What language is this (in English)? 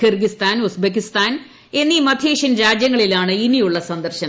Malayalam